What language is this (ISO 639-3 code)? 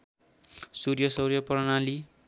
nep